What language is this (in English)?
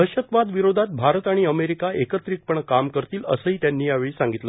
Marathi